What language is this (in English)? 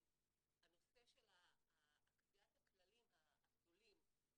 Hebrew